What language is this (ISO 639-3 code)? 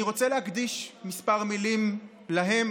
heb